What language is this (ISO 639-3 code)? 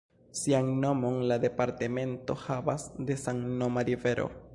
epo